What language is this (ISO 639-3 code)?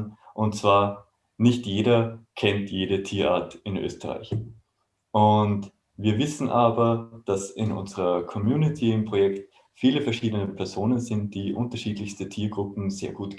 deu